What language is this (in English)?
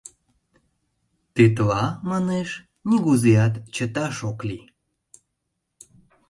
Mari